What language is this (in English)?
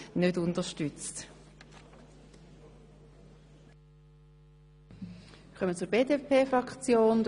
Swiss German